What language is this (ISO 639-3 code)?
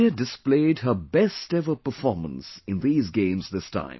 eng